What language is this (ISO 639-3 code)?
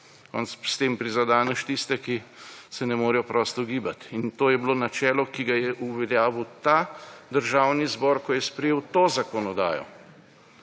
slv